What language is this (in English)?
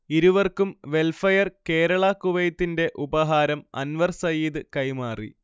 Malayalam